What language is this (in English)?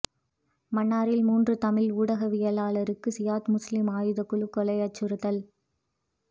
Tamil